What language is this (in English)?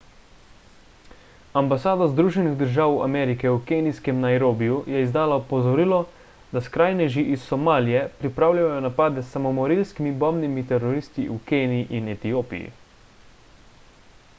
Slovenian